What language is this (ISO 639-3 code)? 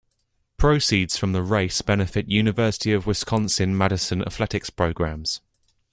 eng